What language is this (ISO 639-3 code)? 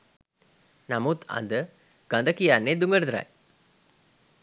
sin